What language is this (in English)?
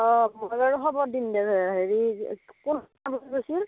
Assamese